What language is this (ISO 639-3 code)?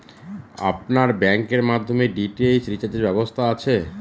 ben